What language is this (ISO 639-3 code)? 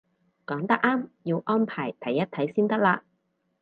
yue